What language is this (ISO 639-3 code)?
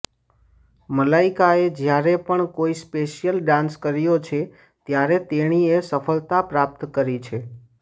guj